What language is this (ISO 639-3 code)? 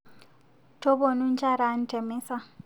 mas